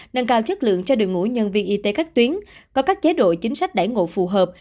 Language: Vietnamese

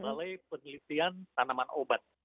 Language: Indonesian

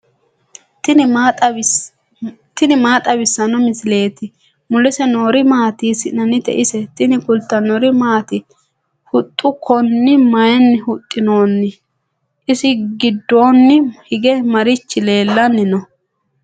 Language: Sidamo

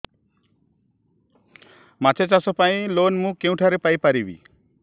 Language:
Odia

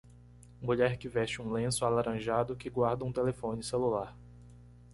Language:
Portuguese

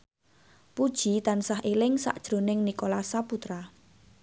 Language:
Javanese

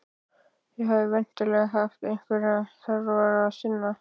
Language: Icelandic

